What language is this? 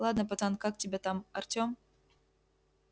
Russian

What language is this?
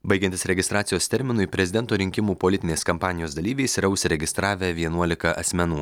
Lithuanian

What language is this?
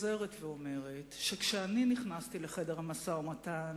Hebrew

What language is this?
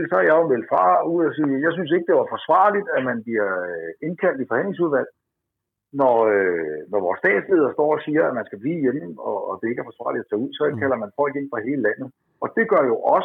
Danish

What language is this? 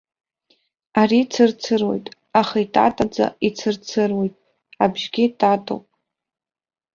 Abkhazian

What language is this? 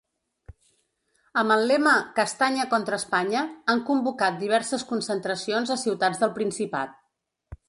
Catalan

